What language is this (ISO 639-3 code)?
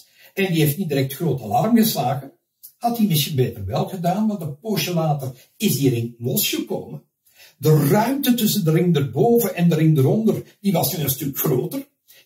nld